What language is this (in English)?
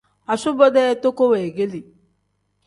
Tem